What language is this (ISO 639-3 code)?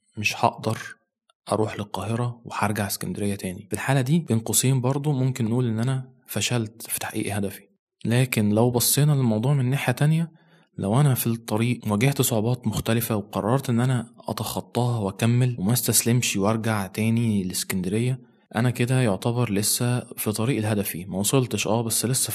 ara